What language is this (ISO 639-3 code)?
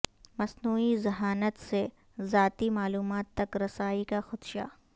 urd